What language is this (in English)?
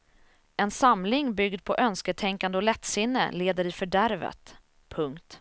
Swedish